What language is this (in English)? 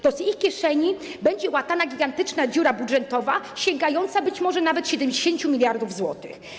Polish